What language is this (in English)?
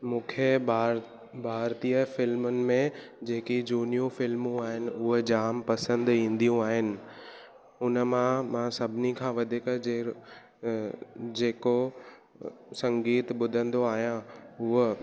Sindhi